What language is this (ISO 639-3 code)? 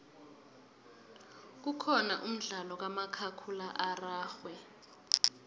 nbl